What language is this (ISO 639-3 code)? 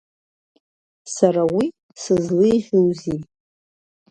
abk